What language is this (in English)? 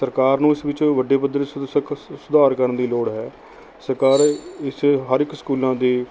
Punjabi